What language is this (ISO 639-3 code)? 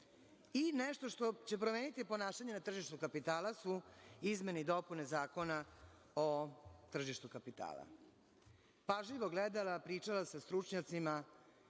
srp